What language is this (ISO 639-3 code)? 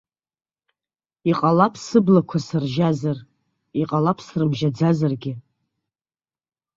abk